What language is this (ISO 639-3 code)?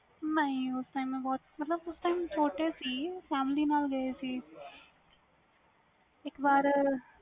pan